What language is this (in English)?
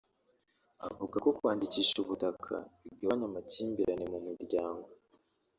Kinyarwanda